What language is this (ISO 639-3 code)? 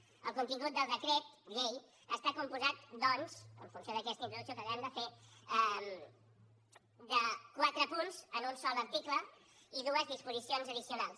cat